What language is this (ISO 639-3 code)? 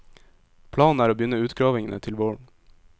nor